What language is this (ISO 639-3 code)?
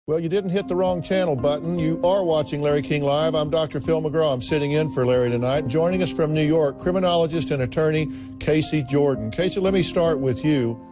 eng